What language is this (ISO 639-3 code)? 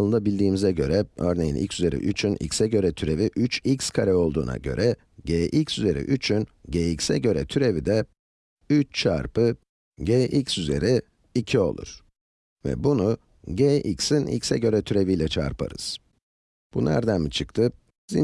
tur